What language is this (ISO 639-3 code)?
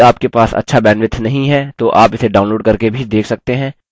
hin